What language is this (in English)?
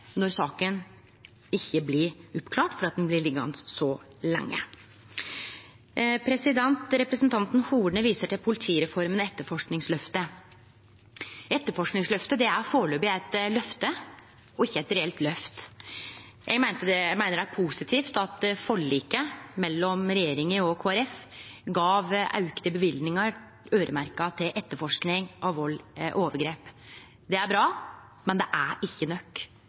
Norwegian Nynorsk